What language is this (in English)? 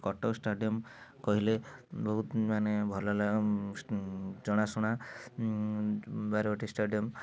Odia